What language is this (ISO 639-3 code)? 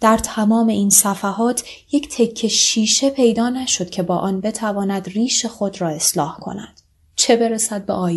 fas